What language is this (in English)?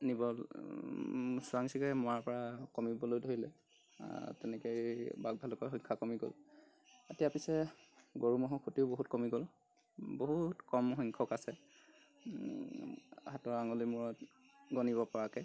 Assamese